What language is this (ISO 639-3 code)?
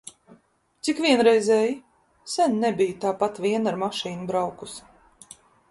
lav